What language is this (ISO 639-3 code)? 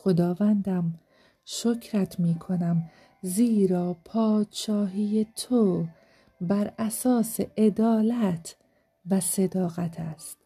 fas